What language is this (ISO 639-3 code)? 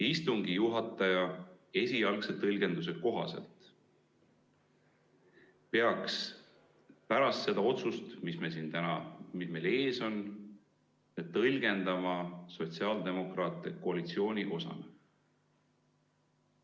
est